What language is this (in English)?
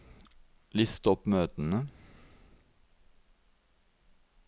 Norwegian